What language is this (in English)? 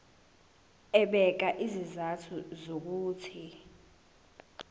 Zulu